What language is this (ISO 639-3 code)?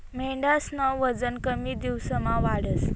mar